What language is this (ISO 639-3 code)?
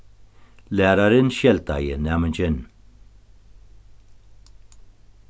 fao